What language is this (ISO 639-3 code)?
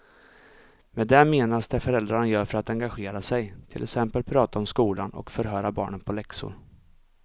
swe